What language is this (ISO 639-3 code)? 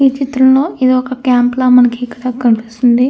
tel